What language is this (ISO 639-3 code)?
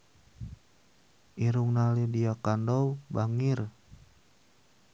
sun